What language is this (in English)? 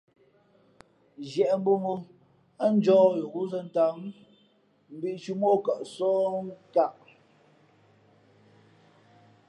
Fe'fe'